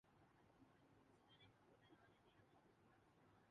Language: Urdu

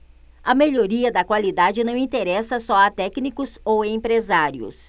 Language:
Portuguese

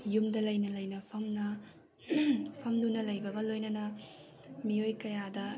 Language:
Manipuri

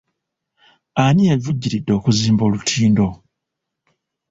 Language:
Ganda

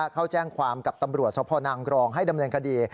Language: Thai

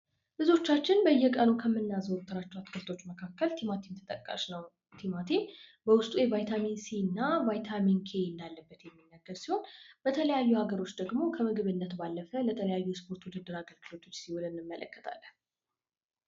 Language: Amharic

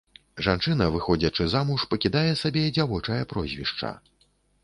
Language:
Belarusian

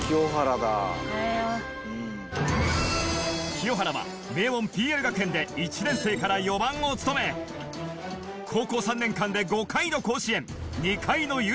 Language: Japanese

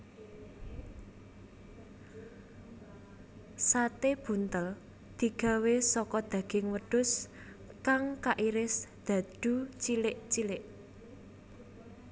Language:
Javanese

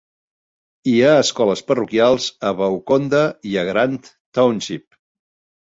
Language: Catalan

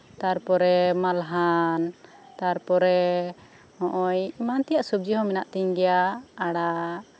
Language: Santali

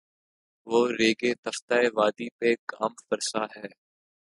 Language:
Urdu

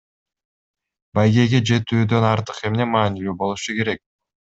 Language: Kyrgyz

